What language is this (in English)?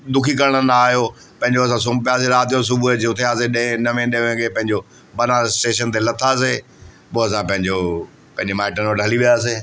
Sindhi